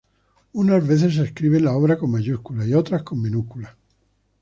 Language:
Spanish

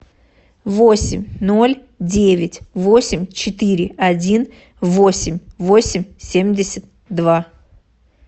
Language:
Russian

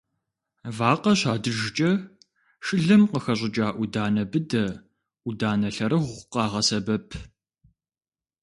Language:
Kabardian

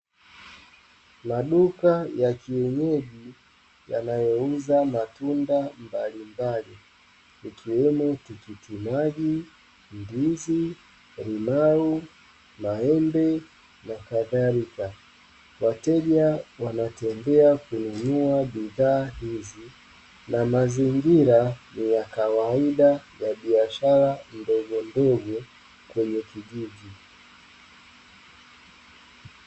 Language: Swahili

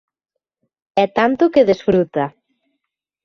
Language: Galician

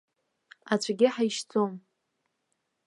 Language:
Abkhazian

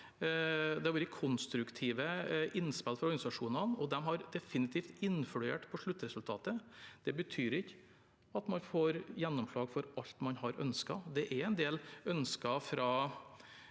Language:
Norwegian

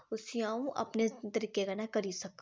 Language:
Dogri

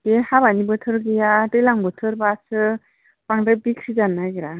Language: Bodo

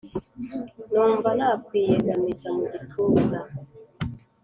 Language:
Kinyarwanda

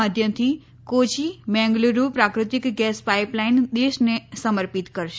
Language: Gujarati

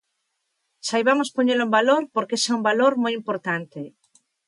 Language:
Galician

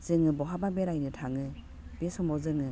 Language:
Bodo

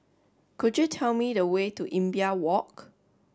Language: English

